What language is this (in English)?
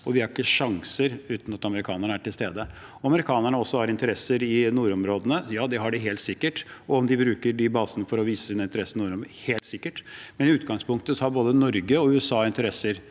Norwegian